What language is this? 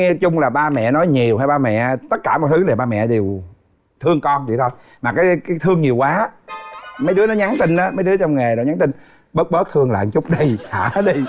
Vietnamese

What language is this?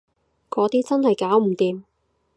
Cantonese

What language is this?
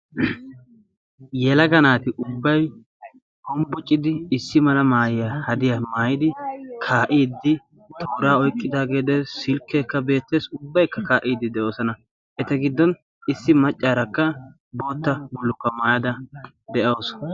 Wolaytta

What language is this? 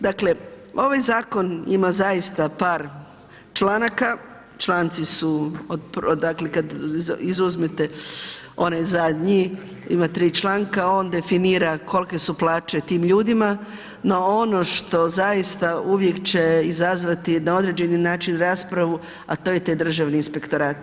Croatian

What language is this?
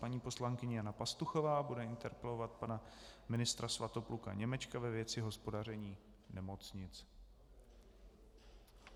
Czech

